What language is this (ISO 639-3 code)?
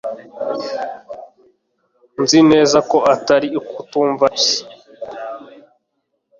kin